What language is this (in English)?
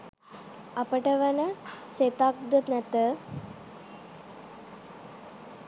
Sinhala